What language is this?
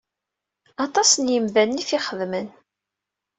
Kabyle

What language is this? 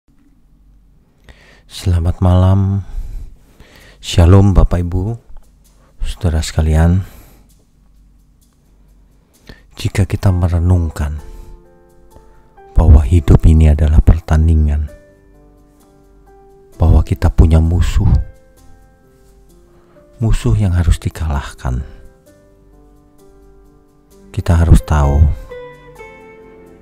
Indonesian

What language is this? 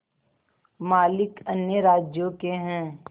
Hindi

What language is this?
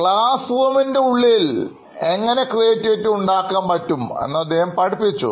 Malayalam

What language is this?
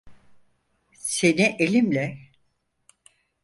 Turkish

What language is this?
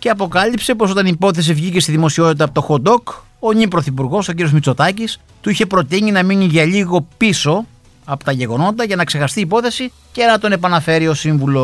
Greek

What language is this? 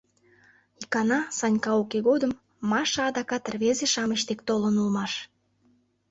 Mari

